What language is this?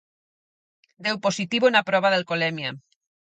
Galician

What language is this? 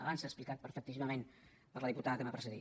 Catalan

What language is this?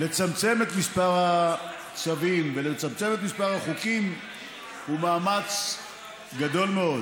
Hebrew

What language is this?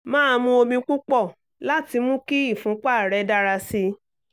Yoruba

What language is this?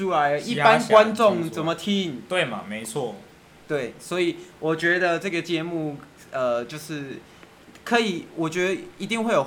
Chinese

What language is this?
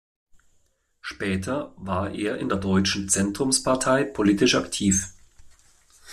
German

